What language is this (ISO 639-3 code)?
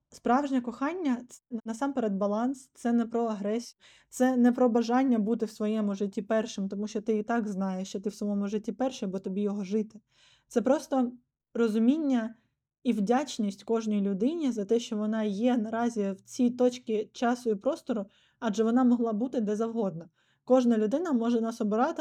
ukr